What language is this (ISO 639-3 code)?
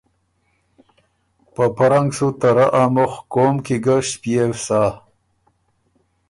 oru